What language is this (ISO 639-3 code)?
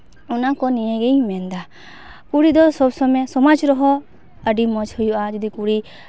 sat